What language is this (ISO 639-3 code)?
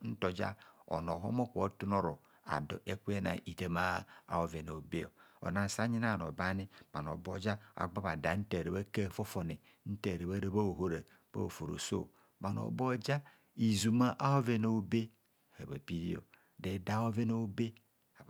bcs